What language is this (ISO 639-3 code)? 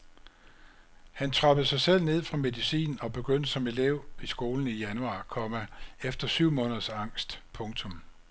dan